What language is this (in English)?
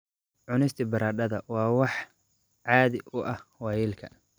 Somali